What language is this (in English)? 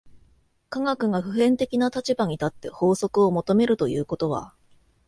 Japanese